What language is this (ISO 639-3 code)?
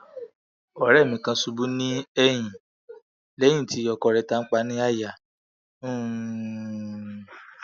yor